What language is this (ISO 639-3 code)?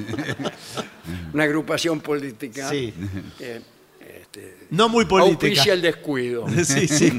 spa